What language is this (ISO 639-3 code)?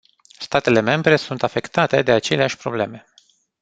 ron